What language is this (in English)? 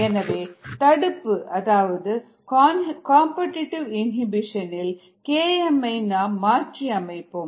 Tamil